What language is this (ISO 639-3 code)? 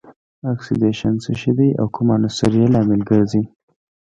pus